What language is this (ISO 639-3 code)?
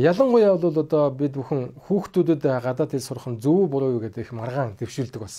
tur